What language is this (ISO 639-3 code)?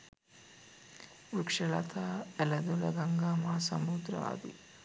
sin